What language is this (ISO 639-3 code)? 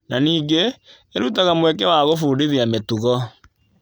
kik